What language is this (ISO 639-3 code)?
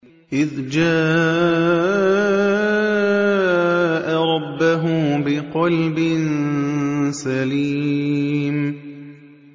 ara